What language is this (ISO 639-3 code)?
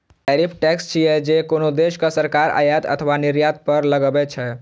mai